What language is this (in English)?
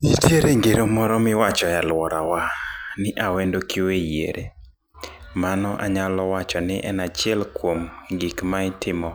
Luo (Kenya and Tanzania)